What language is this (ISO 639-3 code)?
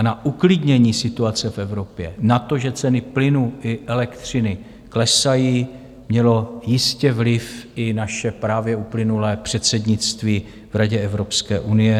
ces